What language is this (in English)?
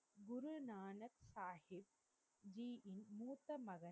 Tamil